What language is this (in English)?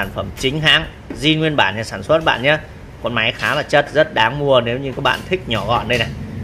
Vietnamese